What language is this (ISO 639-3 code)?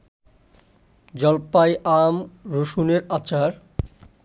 ben